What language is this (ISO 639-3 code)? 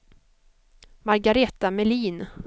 swe